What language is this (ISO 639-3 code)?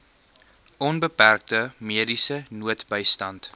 afr